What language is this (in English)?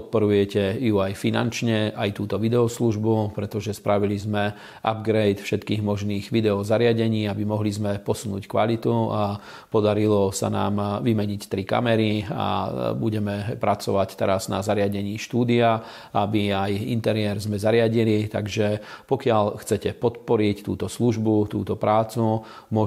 Slovak